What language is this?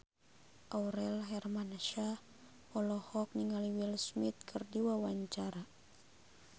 Sundanese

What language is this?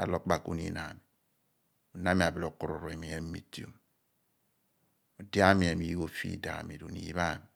Abua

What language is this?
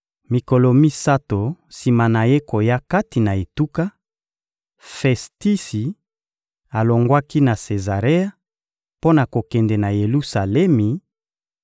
Lingala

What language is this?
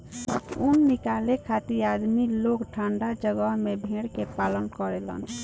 Bhojpuri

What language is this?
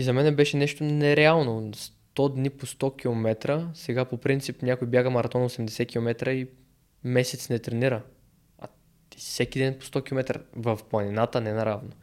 Bulgarian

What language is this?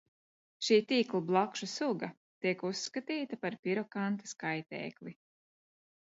Latvian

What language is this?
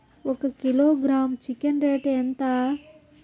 Telugu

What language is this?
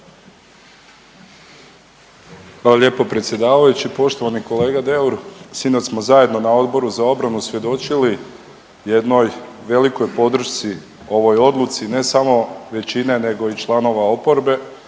Croatian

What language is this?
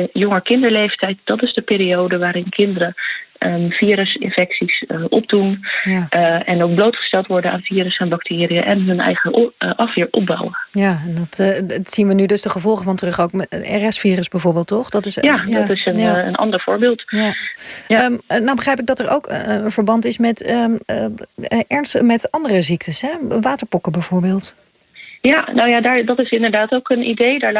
Dutch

